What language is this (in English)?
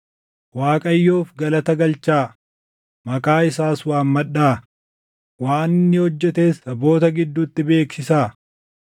Oromo